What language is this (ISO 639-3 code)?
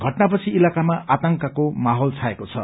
nep